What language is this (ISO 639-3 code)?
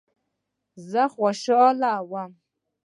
pus